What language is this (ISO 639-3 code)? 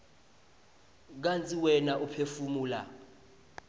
ssw